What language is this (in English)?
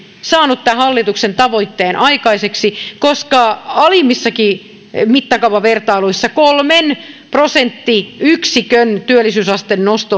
Finnish